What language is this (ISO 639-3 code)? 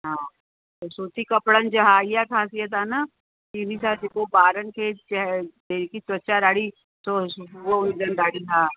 snd